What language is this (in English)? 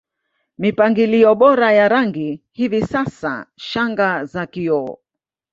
Swahili